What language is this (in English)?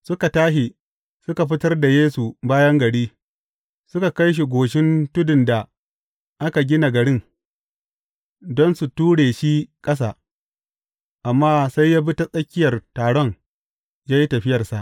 Hausa